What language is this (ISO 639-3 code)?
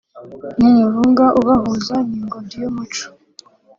kin